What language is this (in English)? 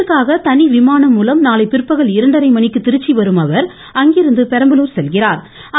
Tamil